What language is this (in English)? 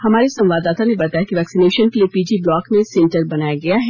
Hindi